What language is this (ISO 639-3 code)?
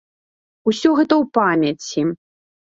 bel